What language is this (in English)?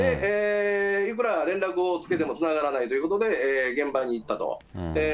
Japanese